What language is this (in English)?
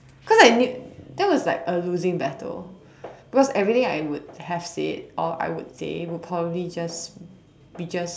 English